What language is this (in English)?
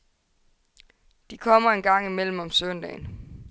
Danish